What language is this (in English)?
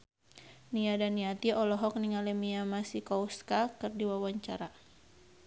Sundanese